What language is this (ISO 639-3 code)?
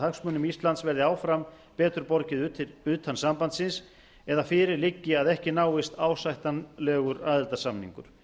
isl